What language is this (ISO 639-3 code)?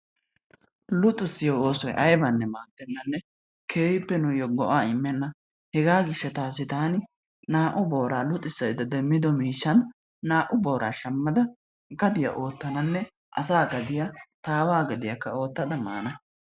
wal